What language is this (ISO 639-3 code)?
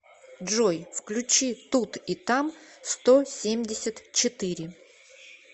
rus